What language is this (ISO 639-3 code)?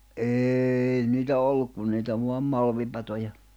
fin